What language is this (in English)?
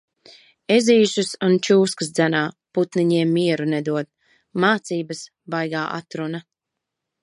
Latvian